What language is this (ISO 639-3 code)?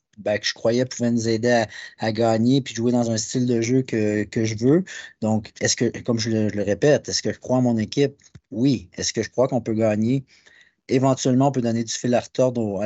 fra